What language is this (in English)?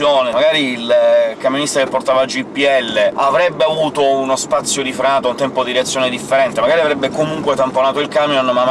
Italian